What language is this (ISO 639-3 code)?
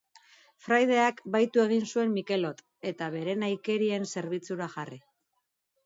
eus